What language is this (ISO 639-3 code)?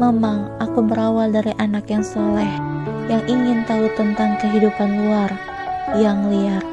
ind